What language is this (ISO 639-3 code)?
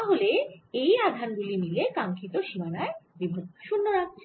ben